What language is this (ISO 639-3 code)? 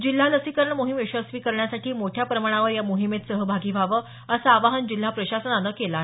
mar